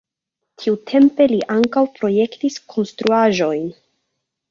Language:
Esperanto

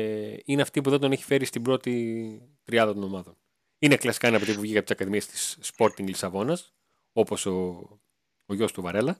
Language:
Greek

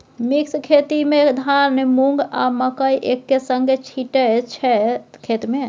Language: Maithili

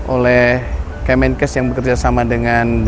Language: Indonesian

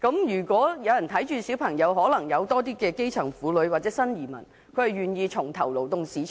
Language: Cantonese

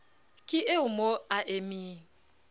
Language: Southern Sotho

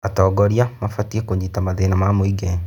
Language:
Kikuyu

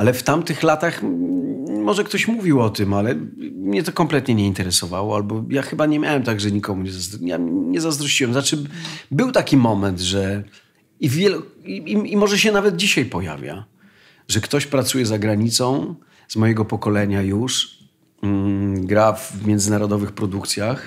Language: Polish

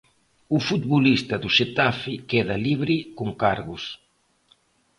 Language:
Galician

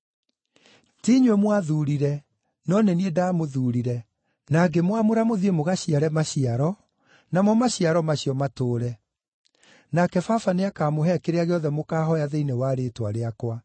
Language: Kikuyu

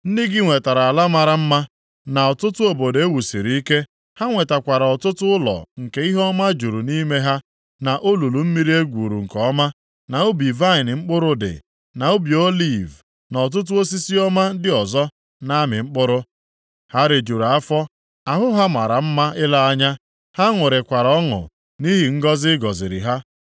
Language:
Igbo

